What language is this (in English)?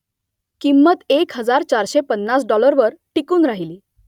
Marathi